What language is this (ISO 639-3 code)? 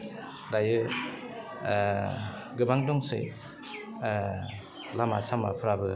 brx